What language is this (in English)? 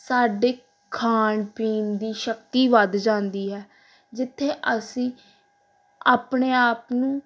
Punjabi